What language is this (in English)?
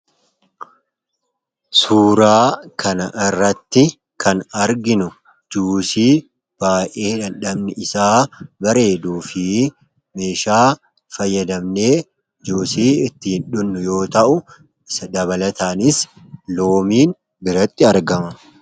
Oromo